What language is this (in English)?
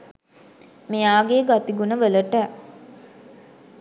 Sinhala